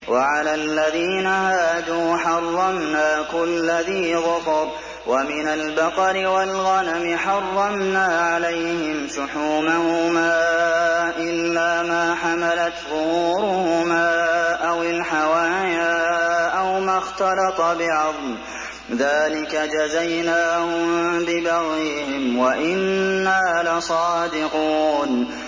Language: Arabic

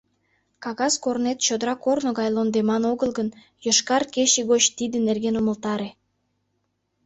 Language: Mari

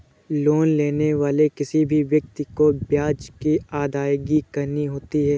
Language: Hindi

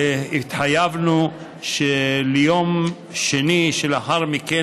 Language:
Hebrew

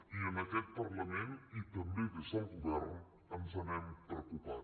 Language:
Catalan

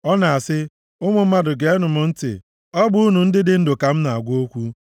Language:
Igbo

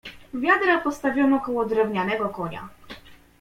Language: Polish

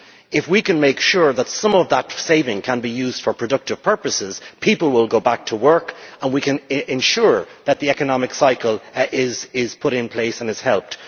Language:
English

